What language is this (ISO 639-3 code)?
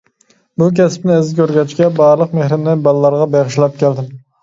uig